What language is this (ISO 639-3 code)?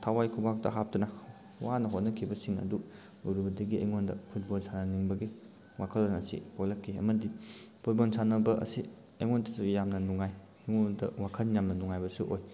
mni